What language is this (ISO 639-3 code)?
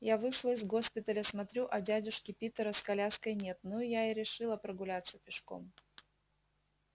rus